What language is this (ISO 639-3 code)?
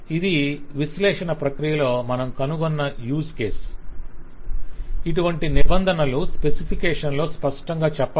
tel